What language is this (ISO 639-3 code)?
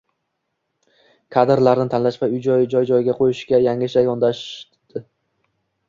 uzb